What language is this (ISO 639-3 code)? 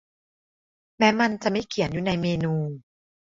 tha